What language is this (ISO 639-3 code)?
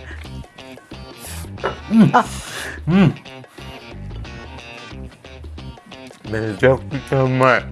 jpn